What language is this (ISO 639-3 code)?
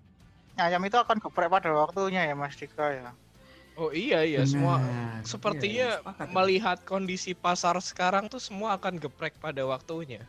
ind